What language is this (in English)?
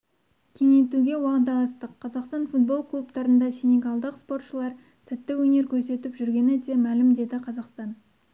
Kazakh